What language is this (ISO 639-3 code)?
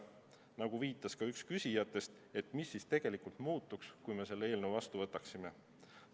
est